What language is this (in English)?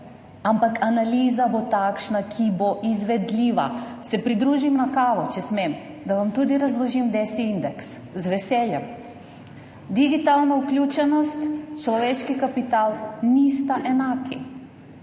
Slovenian